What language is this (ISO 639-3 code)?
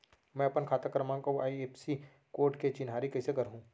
hne